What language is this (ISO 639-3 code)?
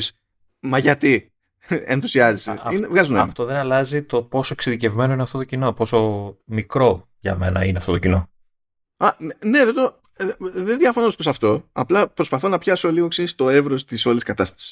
ell